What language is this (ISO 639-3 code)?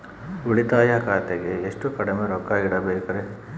kan